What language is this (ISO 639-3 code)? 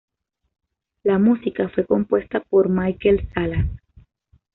spa